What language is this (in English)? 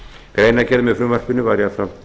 Icelandic